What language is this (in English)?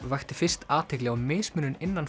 Icelandic